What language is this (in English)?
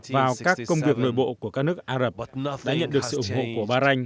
Vietnamese